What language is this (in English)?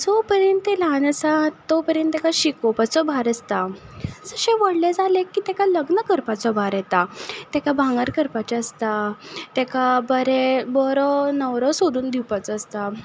Konkani